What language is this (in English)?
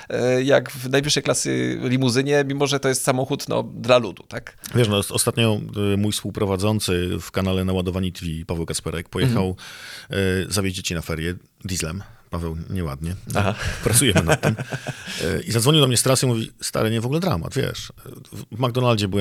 Polish